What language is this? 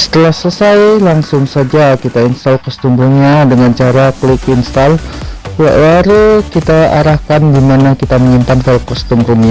Indonesian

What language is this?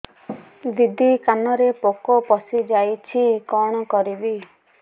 Odia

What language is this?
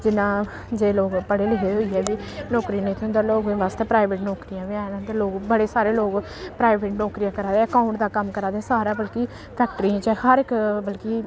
Dogri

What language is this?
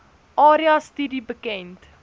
Afrikaans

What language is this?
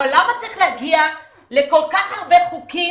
Hebrew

